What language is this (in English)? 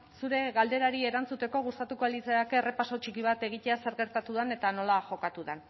Basque